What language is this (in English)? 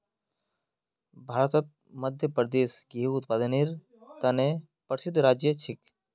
Magahi